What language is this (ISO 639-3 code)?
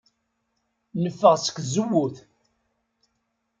kab